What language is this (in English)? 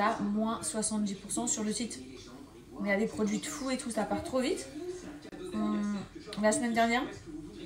French